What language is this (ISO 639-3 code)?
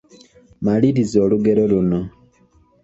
lug